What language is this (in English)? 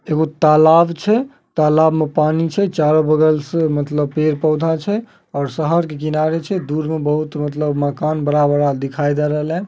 Magahi